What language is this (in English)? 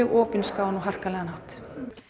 Icelandic